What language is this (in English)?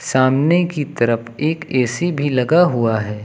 Hindi